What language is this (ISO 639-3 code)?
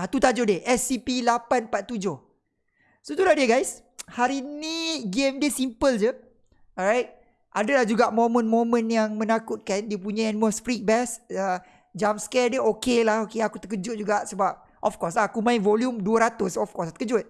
msa